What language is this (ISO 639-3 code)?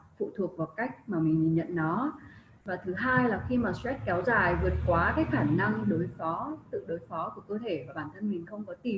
vie